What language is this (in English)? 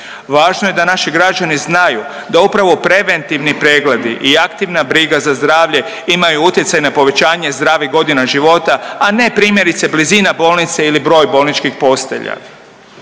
Croatian